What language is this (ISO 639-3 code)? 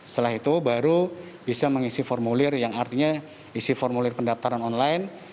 ind